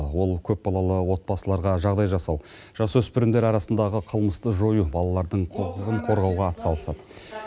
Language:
Kazakh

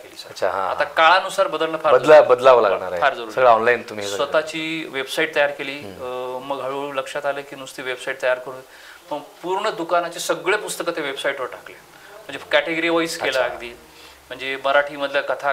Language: Marathi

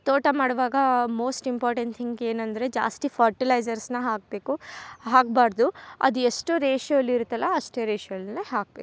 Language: Kannada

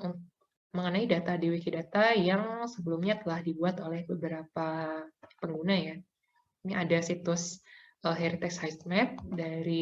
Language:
Indonesian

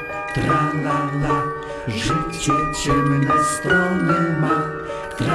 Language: Polish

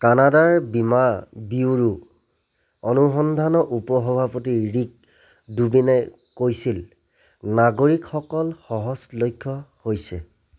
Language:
Assamese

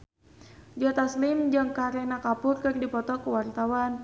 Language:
Sundanese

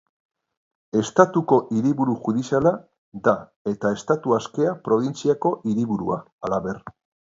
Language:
Basque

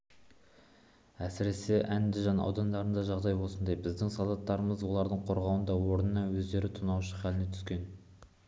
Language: Kazakh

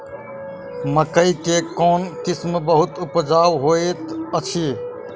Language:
Maithili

